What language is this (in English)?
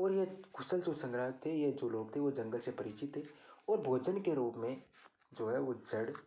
Hindi